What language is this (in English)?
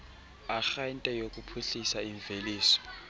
Xhosa